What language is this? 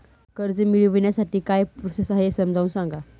Marathi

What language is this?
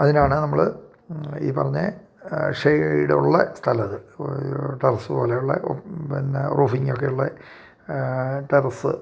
Malayalam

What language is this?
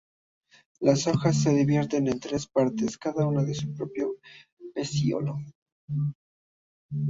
Spanish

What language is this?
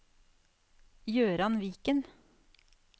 Norwegian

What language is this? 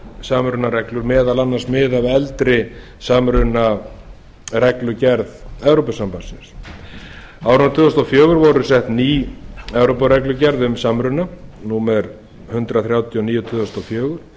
Icelandic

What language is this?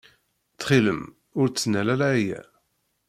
Kabyle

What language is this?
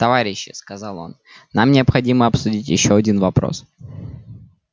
Russian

